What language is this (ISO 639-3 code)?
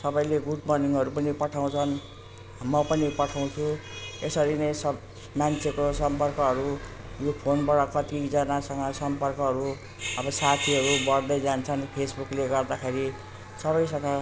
nep